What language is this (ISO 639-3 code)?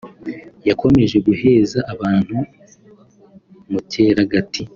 kin